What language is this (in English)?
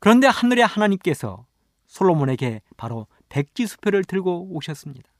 Korean